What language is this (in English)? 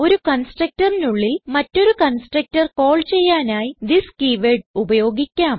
Malayalam